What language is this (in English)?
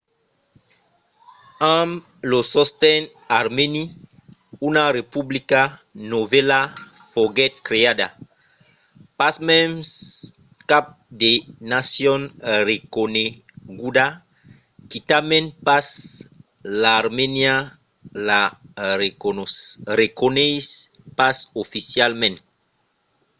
Occitan